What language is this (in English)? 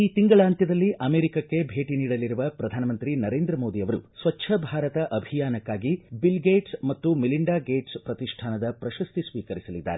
Kannada